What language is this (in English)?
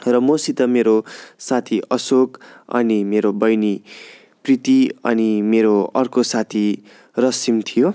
Nepali